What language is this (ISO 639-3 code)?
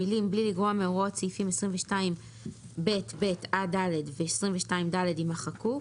heb